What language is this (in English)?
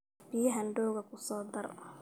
Somali